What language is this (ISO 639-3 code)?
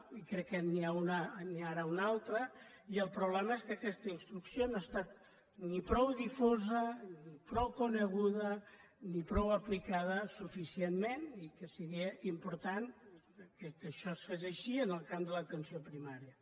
cat